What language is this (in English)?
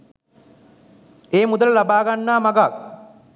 Sinhala